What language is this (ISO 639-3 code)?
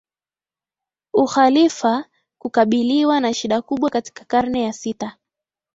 swa